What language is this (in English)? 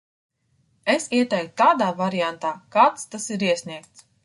Latvian